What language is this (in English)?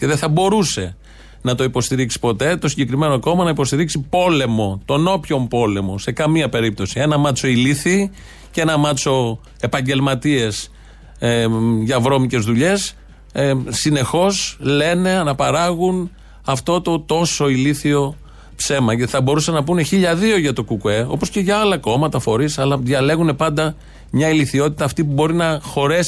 Greek